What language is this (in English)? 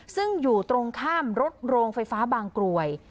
Thai